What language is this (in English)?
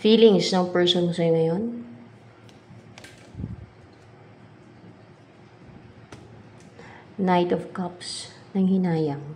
Filipino